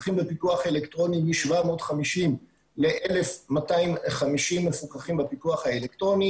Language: Hebrew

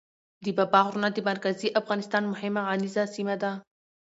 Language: Pashto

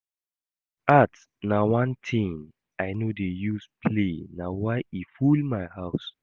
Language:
Nigerian Pidgin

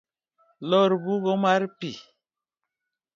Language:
Luo (Kenya and Tanzania)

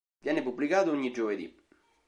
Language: Italian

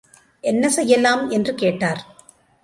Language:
Tamil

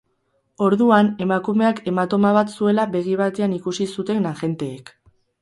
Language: Basque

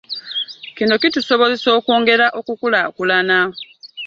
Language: Ganda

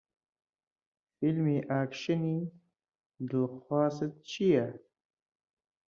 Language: Central Kurdish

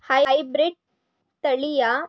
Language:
Kannada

